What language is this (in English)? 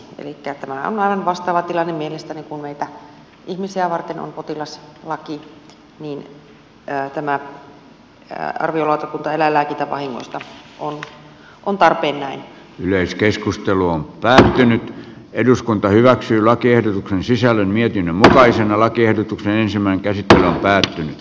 Finnish